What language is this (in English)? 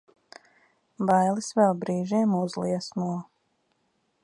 Latvian